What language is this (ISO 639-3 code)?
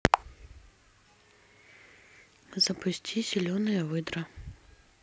rus